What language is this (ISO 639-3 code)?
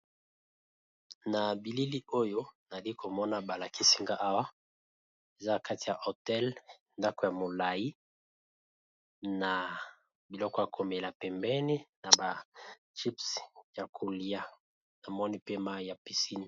lin